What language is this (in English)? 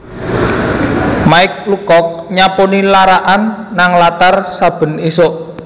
Javanese